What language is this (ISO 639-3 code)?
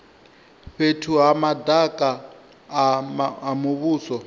ven